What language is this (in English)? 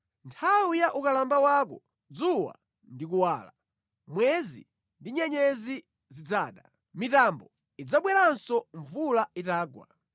Nyanja